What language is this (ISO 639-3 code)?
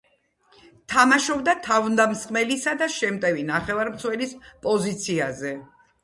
kat